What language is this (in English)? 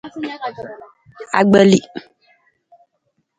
Nawdm